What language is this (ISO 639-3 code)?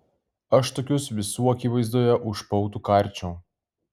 lit